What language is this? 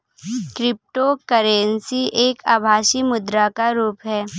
Hindi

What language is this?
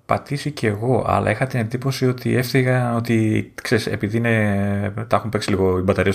Greek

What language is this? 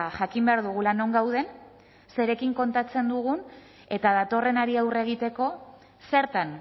Basque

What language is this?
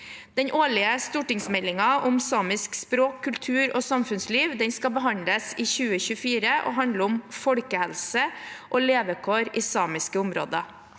Norwegian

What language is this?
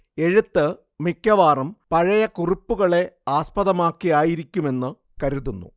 Malayalam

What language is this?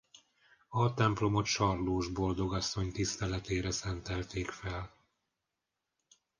Hungarian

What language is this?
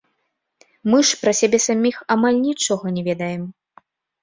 Belarusian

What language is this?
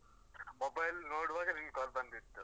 Kannada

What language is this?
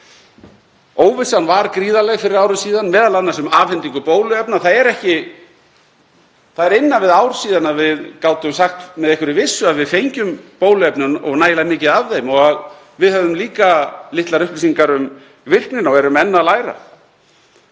Icelandic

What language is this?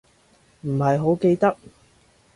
Cantonese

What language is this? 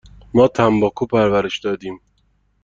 Persian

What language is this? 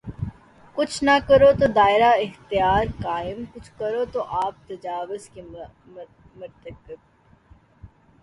Urdu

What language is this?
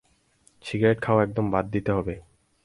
Bangla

